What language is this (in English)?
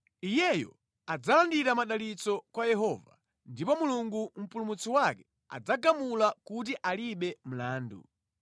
Nyanja